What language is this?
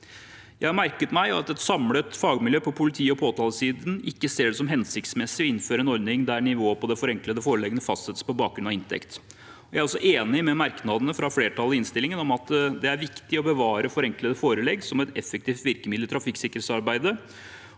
Norwegian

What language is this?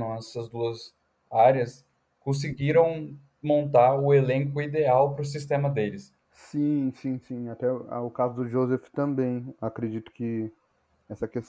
Portuguese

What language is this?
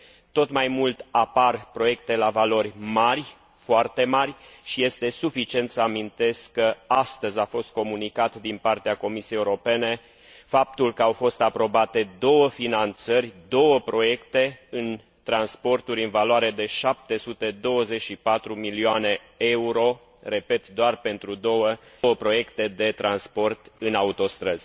Romanian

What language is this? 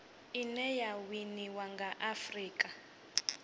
Venda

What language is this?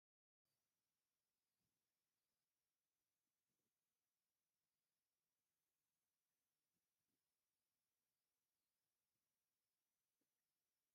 Tigrinya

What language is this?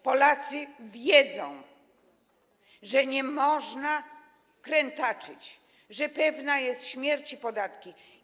Polish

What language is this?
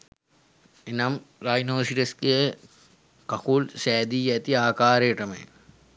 Sinhala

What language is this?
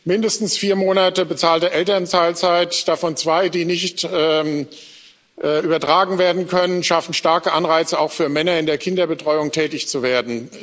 German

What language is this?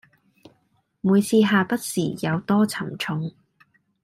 Cantonese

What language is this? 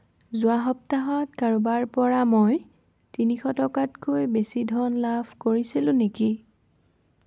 Assamese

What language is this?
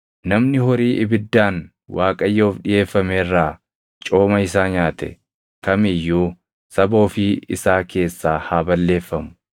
Oromo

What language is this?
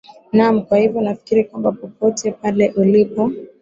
Swahili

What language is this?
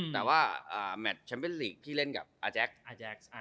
Thai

